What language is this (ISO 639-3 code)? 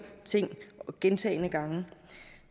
dan